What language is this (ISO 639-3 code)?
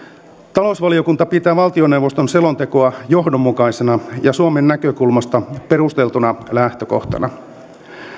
fin